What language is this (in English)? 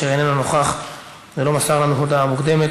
Hebrew